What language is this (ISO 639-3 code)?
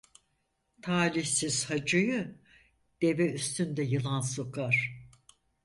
tur